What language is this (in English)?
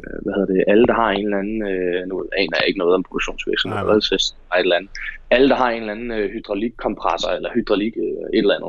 Danish